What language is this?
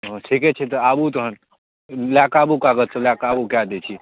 Maithili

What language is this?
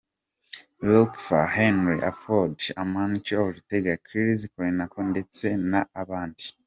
Kinyarwanda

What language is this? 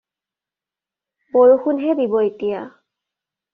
Assamese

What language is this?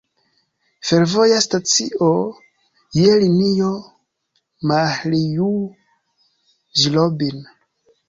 Esperanto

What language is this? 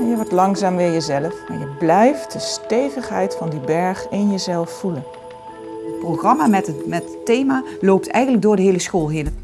Dutch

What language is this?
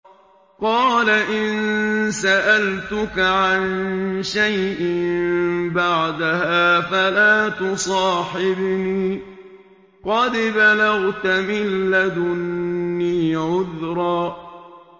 Arabic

